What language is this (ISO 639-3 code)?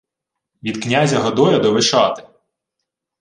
ukr